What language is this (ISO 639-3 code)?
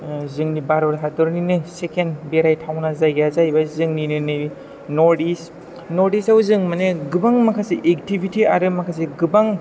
brx